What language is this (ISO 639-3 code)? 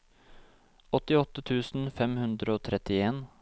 nor